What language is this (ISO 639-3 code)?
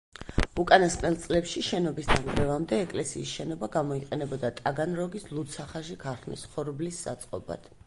kat